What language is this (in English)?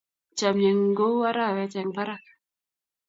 Kalenjin